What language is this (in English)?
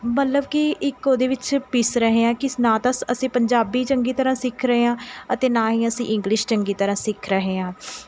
Punjabi